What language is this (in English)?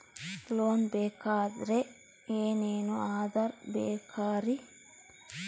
Kannada